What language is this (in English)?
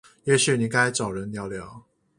Chinese